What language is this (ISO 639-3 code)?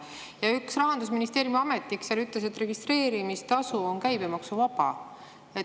est